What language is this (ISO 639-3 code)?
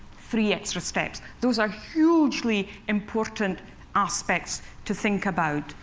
eng